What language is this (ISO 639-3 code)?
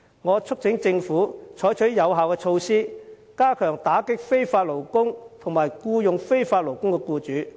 yue